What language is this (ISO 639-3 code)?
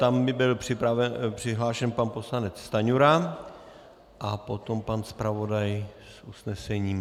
ces